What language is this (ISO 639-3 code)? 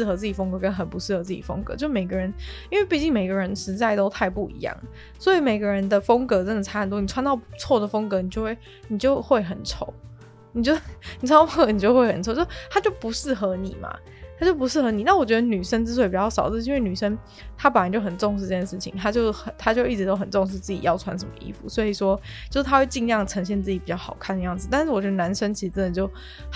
zho